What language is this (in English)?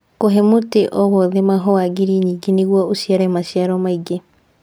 Kikuyu